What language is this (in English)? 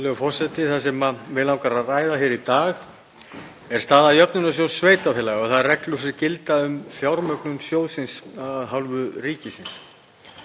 Icelandic